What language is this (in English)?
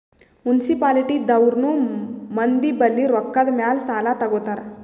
Kannada